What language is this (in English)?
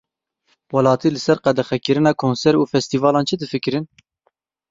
Kurdish